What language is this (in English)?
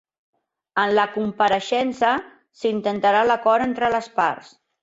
Catalan